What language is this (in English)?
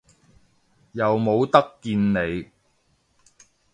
Cantonese